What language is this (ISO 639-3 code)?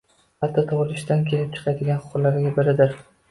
uzb